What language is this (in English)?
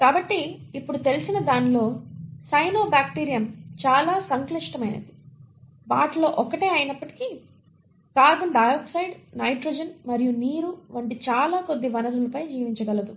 Telugu